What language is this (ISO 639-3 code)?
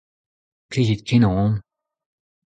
bre